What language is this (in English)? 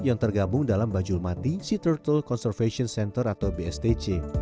Indonesian